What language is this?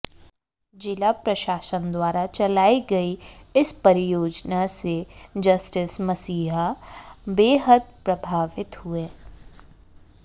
Hindi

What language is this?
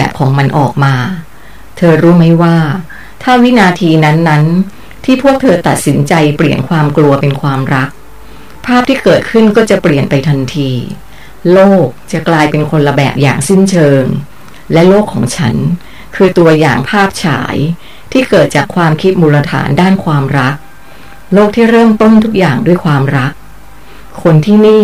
Thai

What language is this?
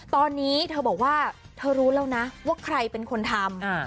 Thai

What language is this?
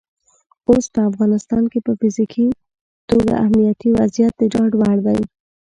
Pashto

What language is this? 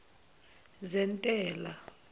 Zulu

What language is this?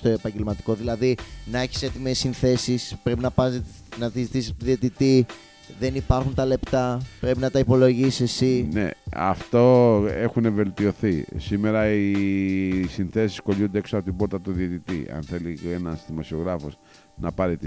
Greek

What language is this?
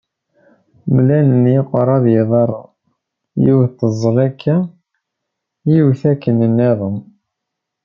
Kabyle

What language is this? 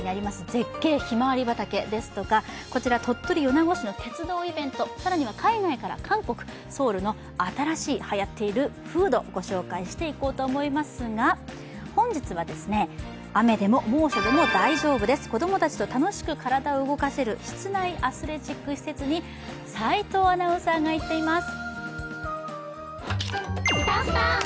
Japanese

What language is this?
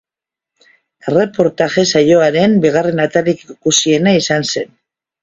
Basque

